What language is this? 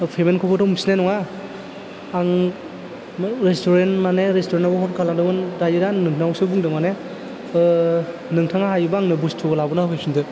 Bodo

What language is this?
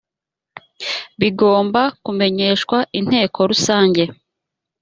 Kinyarwanda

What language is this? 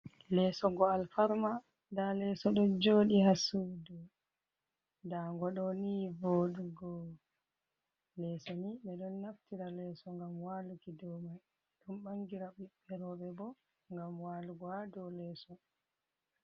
Fula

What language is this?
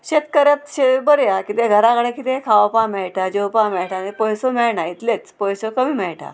Konkani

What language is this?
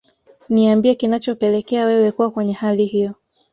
Swahili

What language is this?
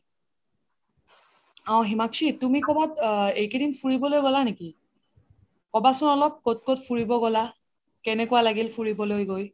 Assamese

